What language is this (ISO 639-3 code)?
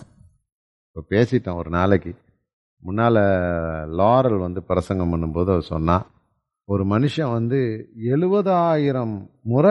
tam